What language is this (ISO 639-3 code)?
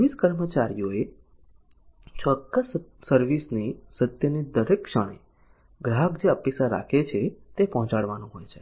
guj